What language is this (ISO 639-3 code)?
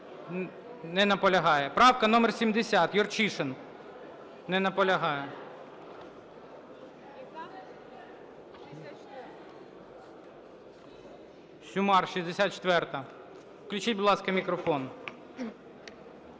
ukr